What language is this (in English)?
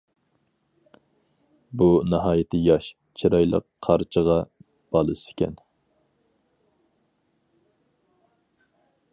Uyghur